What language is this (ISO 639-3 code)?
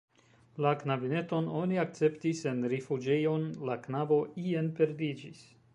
epo